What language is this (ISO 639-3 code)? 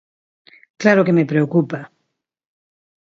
glg